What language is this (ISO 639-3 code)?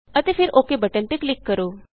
pan